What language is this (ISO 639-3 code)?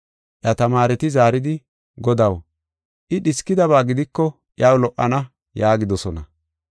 gof